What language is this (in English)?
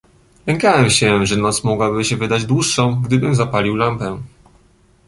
Polish